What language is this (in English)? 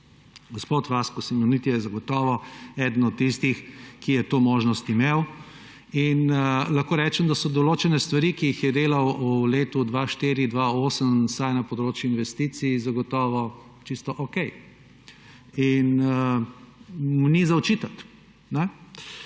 Slovenian